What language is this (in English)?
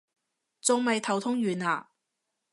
Cantonese